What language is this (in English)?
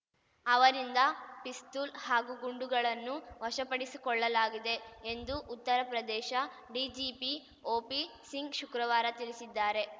Kannada